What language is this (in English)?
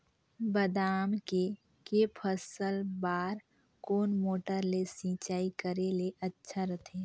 Chhattisgarhi